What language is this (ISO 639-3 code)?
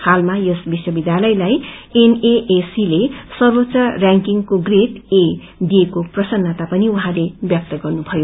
nep